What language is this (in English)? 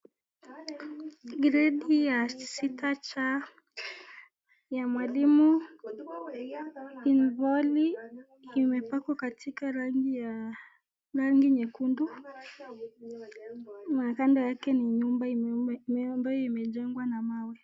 Swahili